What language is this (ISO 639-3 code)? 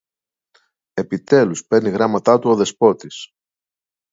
ell